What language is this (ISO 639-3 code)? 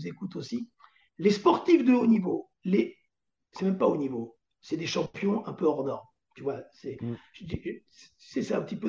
fra